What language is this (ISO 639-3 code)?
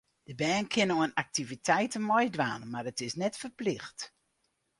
fry